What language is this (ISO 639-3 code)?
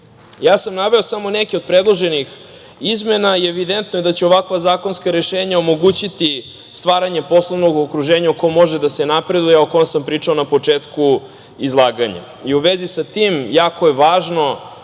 srp